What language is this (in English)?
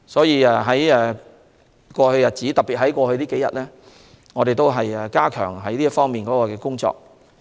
Cantonese